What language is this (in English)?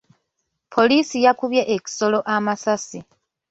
Ganda